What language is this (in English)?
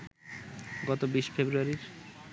Bangla